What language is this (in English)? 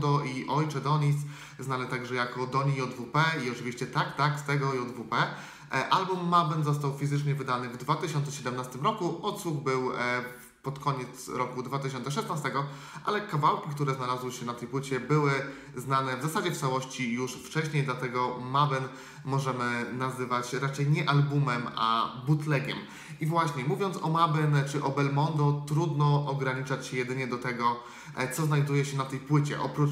Polish